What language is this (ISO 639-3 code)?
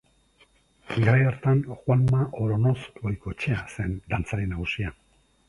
eus